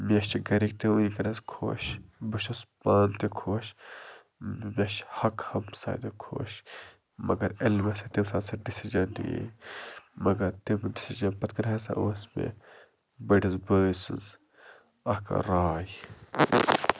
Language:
Kashmiri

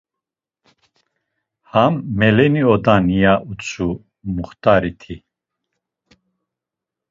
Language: Laz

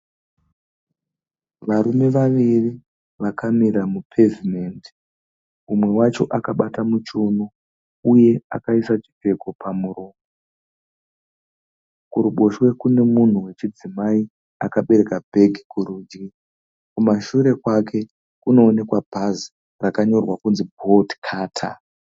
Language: Shona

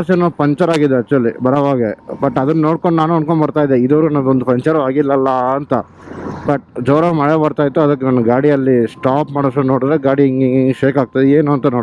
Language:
Kannada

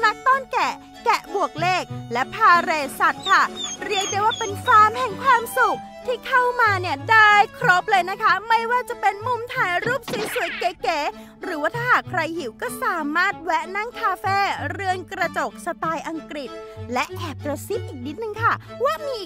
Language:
Thai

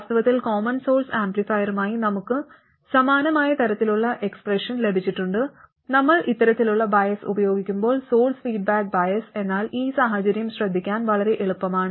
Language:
Malayalam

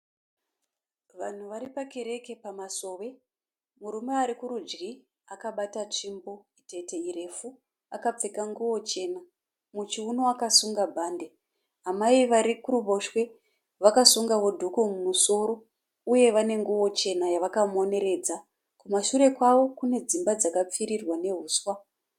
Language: Shona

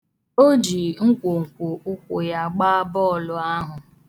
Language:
Igbo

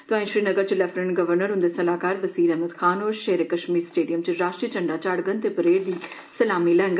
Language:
Dogri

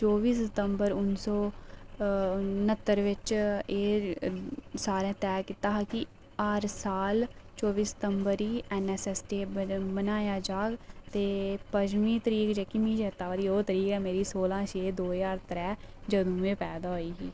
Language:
Dogri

